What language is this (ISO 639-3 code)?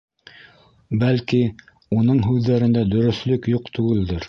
bak